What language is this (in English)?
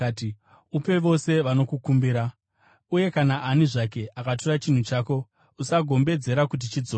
Shona